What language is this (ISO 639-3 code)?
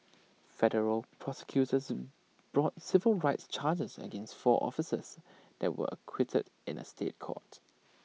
eng